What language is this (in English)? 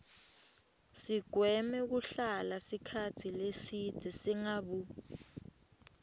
Swati